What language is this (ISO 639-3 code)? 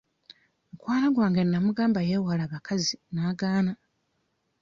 lug